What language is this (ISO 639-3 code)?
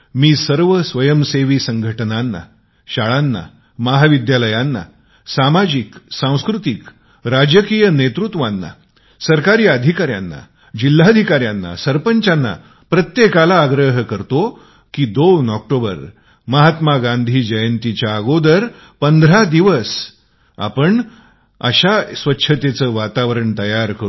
mar